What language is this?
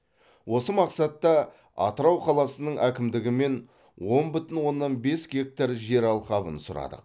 Kazakh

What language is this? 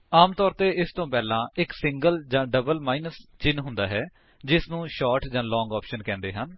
Punjabi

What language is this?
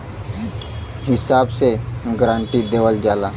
Bhojpuri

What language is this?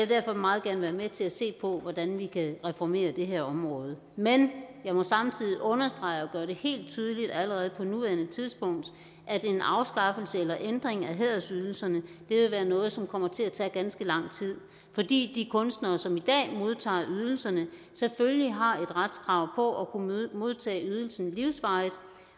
Danish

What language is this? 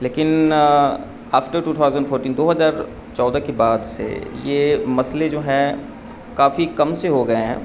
Urdu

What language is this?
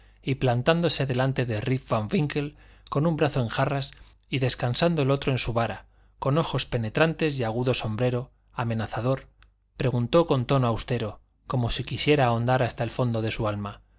Spanish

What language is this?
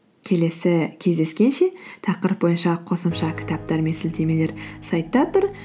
Kazakh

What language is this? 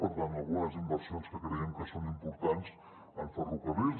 Catalan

